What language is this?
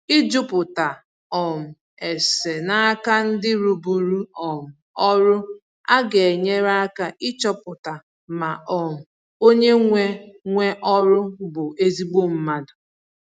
Igbo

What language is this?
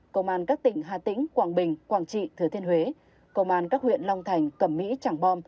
Vietnamese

